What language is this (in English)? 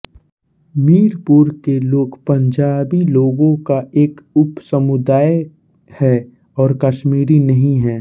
Hindi